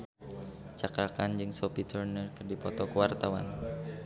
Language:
Sundanese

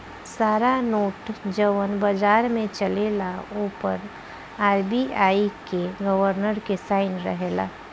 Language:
Bhojpuri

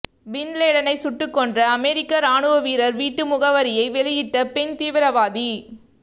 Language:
Tamil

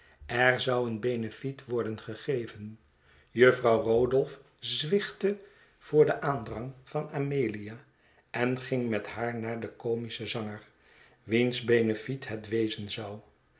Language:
Dutch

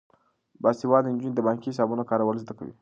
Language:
Pashto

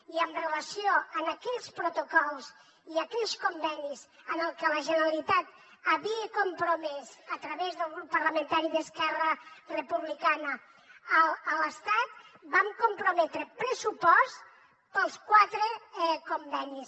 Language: Catalan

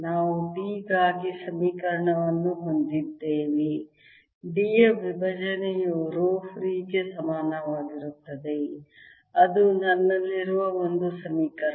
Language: Kannada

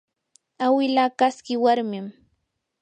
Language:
Yanahuanca Pasco Quechua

